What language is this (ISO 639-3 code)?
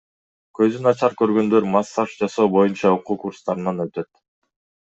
kir